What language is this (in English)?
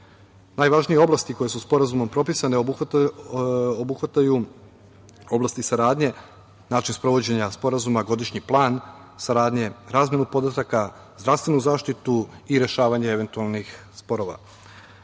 Serbian